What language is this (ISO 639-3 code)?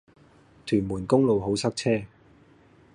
yue